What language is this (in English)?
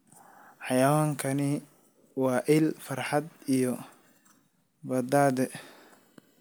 Somali